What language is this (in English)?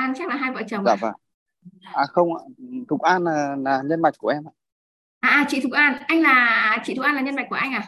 Vietnamese